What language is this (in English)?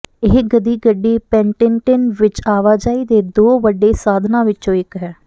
Punjabi